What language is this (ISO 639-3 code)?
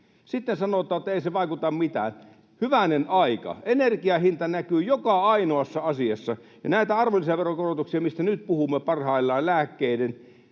fin